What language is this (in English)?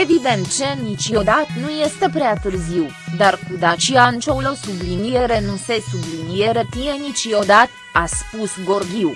Romanian